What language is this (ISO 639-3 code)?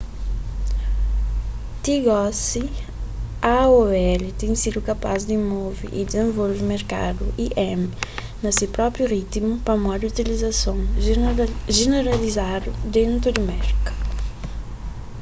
kea